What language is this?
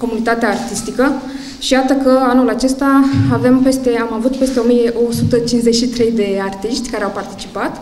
Romanian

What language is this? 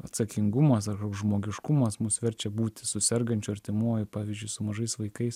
Lithuanian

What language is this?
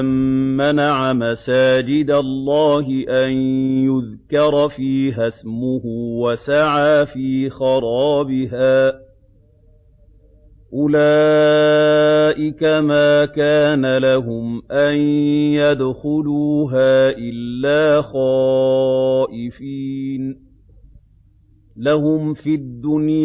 Arabic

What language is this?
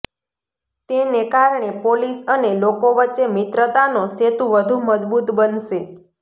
Gujarati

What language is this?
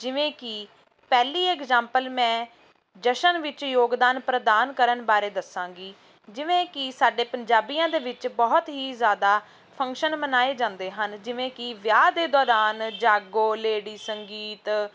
Punjabi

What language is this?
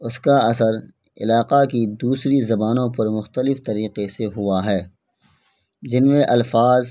Urdu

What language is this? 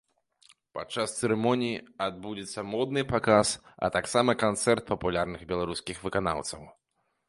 Belarusian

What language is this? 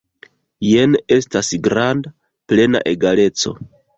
Esperanto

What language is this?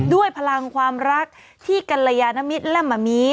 Thai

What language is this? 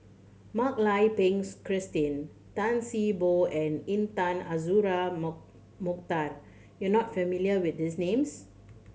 English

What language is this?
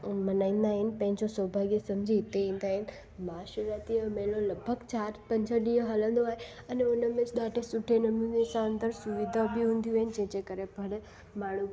Sindhi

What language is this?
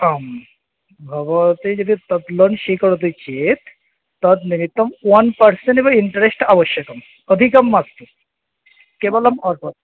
Sanskrit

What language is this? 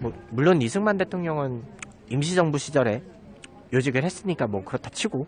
Korean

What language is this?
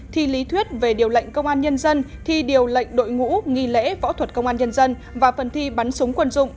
Vietnamese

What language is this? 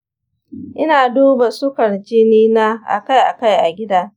Hausa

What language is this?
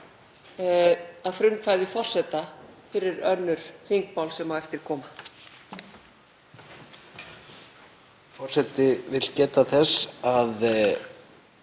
Icelandic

